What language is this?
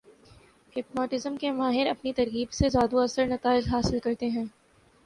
Urdu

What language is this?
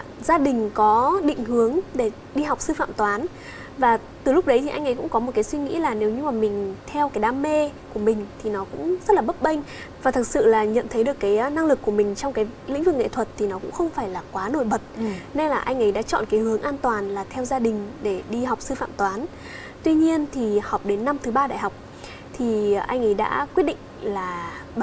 Vietnamese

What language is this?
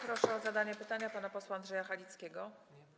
Polish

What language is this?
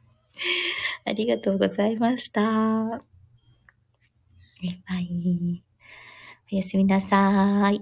Japanese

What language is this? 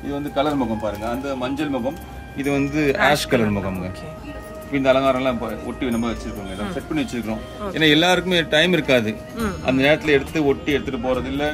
Tamil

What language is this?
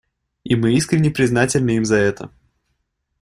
Russian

